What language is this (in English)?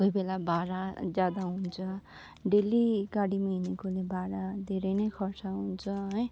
Nepali